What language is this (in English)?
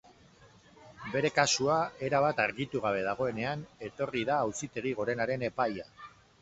Basque